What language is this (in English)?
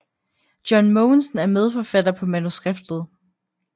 Danish